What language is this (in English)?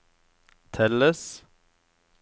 Norwegian